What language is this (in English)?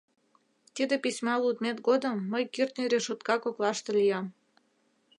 Mari